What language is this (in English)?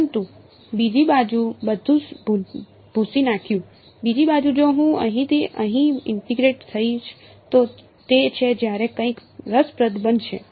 Gujarati